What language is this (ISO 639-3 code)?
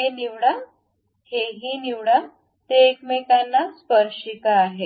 mar